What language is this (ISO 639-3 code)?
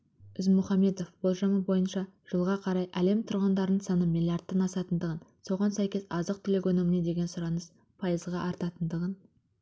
kaz